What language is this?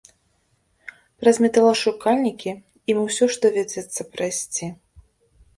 Belarusian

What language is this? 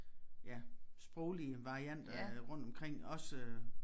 Danish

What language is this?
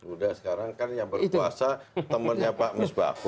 Indonesian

